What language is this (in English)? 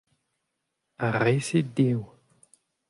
Breton